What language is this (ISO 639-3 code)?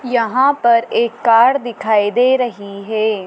hin